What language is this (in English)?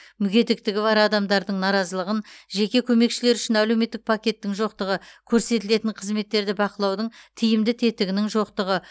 Kazakh